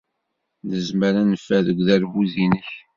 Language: Kabyle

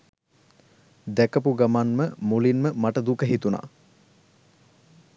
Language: Sinhala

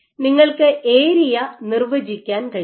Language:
Malayalam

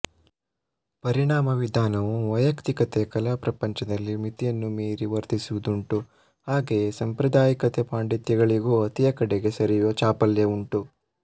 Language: Kannada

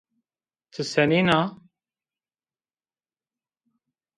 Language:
Zaza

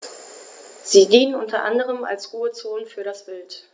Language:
German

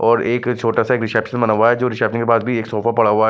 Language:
Hindi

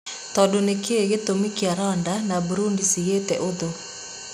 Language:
Kikuyu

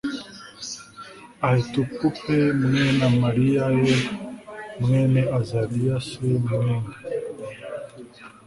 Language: Kinyarwanda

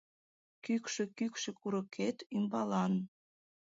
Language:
Mari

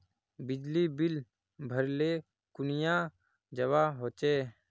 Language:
Magahi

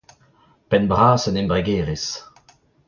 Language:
Breton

